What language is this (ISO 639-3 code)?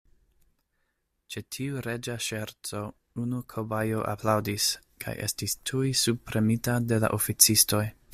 epo